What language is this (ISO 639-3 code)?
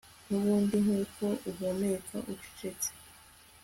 kin